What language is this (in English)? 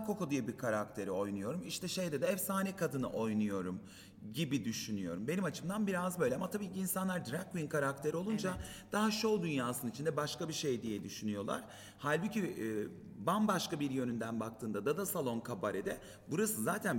Turkish